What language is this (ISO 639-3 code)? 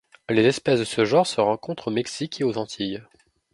fra